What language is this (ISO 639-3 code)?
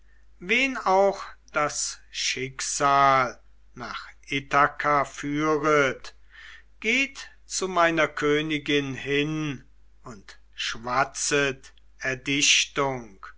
deu